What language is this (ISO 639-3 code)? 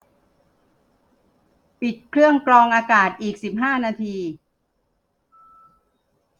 tha